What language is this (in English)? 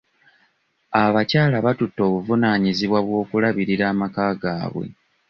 Ganda